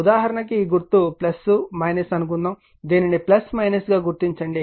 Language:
Telugu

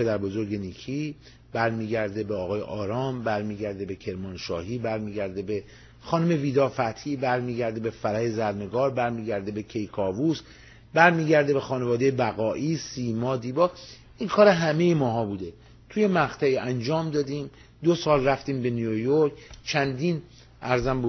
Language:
Persian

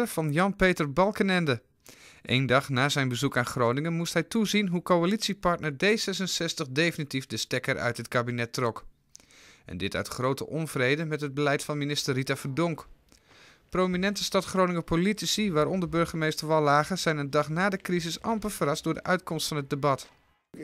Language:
Dutch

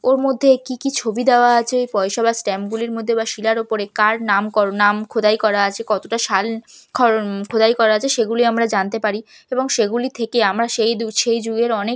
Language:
Bangla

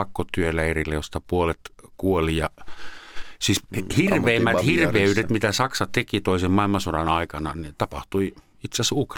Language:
Finnish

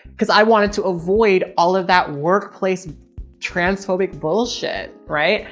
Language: English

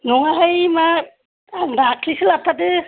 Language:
Bodo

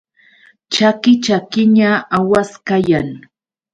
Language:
Yauyos Quechua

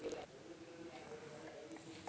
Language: Telugu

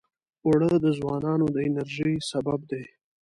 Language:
Pashto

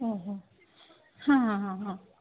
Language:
Odia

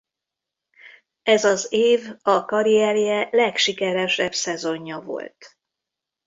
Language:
Hungarian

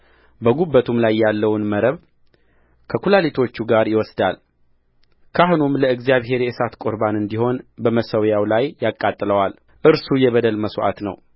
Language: Amharic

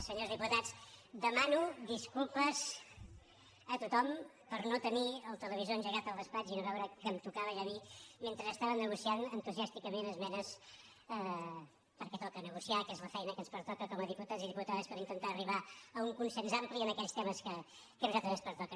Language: Catalan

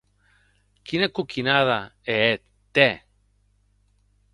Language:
Occitan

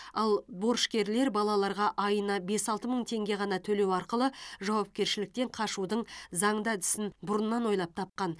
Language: Kazakh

